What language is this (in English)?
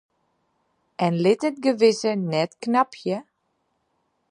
Western Frisian